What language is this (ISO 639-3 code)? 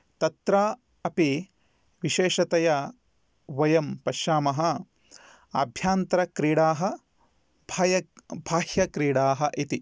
san